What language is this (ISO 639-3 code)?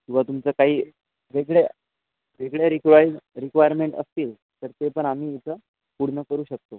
mar